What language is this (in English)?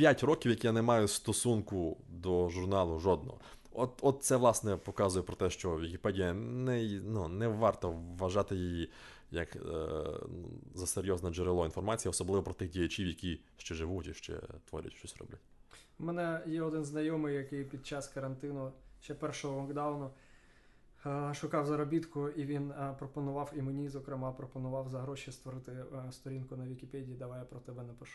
Ukrainian